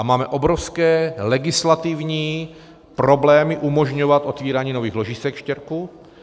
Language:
Czech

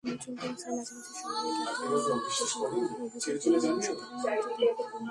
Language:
Bangla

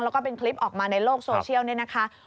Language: Thai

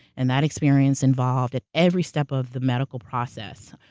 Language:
English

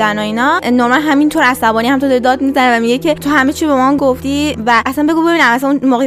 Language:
Persian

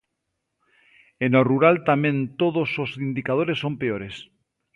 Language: Galician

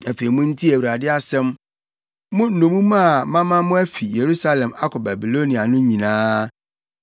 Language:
Akan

